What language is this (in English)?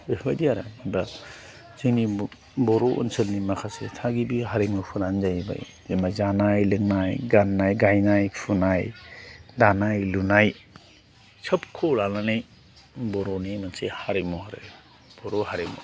Bodo